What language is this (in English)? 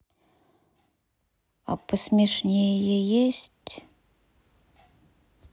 Russian